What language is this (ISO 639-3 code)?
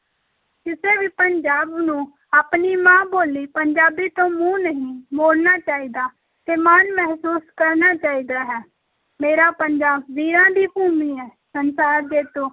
pan